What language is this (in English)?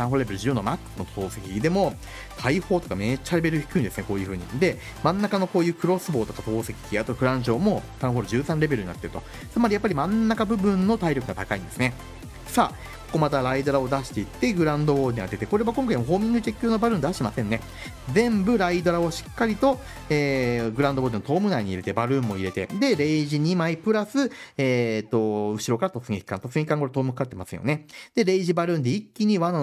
Japanese